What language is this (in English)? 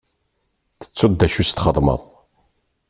Kabyle